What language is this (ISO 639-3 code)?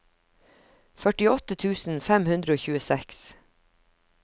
nor